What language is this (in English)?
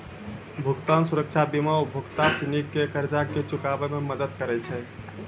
Maithili